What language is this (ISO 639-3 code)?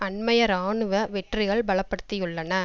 tam